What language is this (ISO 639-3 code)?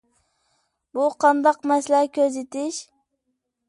uig